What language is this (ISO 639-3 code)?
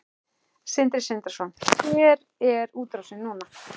isl